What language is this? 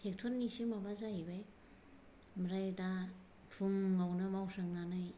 Bodo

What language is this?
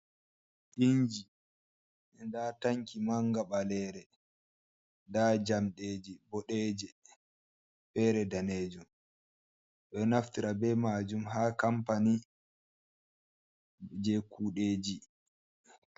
Fula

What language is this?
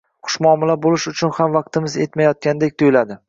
Uzbek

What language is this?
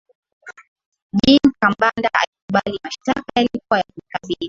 Swahili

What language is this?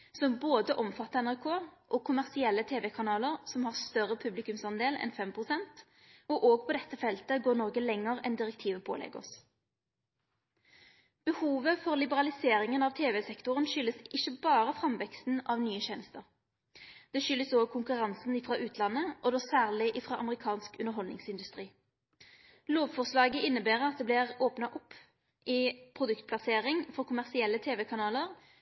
Norwegian Nynorsk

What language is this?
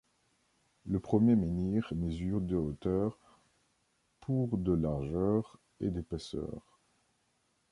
French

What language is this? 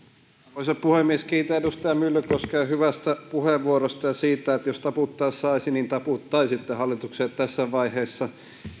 Finnish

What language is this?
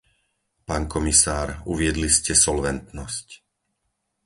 Slovak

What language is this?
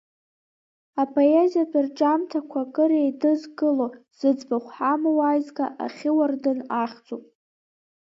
Abkhazian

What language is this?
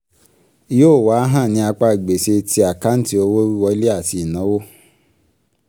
Yoruba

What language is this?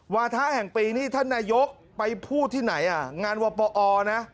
Thai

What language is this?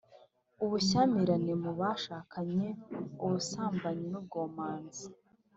Kinyarwanda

